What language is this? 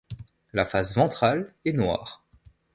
French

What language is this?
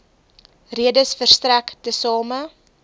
Afrikaans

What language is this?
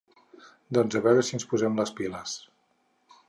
Catalan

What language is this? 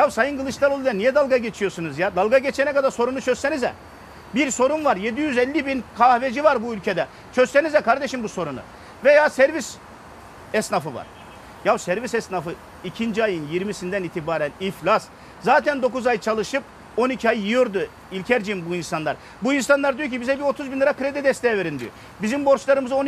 Turkish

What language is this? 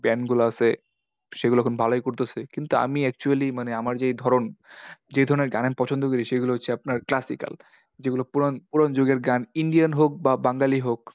Bangla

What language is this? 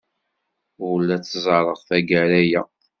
Kabyle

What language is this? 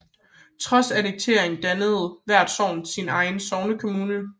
Danish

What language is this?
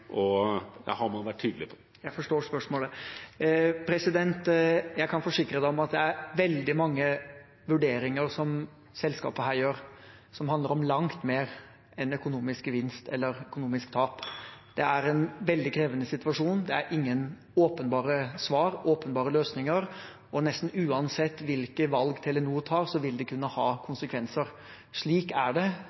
Norwegian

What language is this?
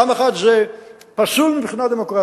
Hebrew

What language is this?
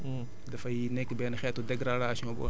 Wolof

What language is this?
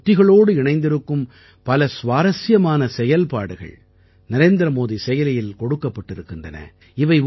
Tamil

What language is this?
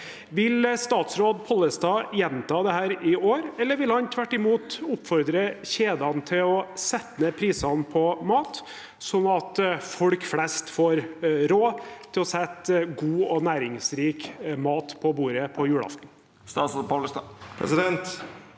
Norwegian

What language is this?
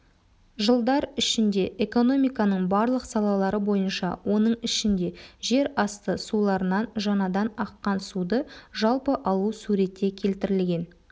Kazakh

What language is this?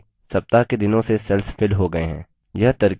Hindi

